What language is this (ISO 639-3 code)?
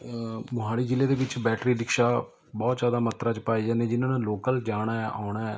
pan